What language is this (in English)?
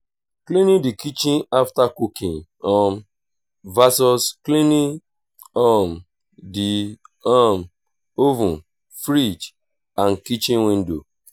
Nigerian Pidgin